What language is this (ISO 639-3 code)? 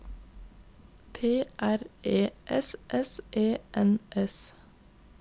nor